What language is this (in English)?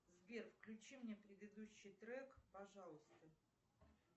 Russian